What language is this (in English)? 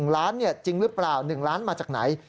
Thai